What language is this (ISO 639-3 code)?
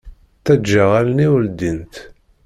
kab